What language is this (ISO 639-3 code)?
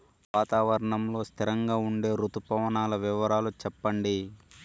tel